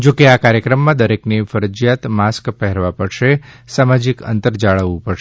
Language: Gujarati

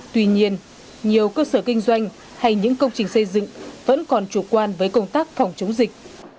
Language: Vietnamese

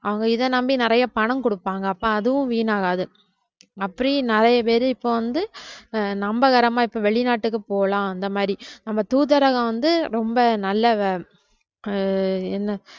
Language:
Tamil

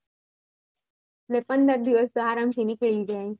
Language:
Gujarati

